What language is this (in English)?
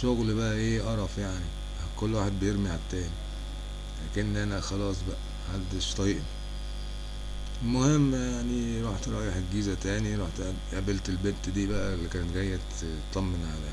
Arabic